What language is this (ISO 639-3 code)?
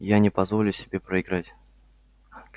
rus